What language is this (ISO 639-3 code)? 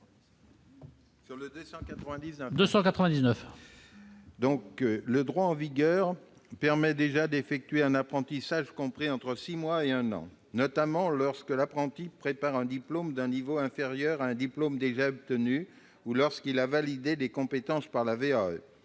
fra